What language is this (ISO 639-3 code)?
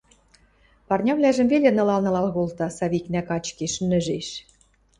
mrj